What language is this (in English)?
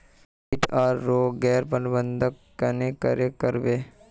Magahi